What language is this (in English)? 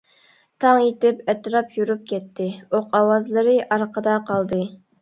Uyghur